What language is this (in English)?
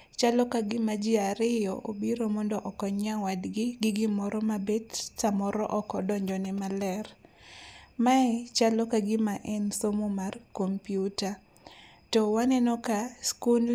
Luo (Kenya and Tanzania)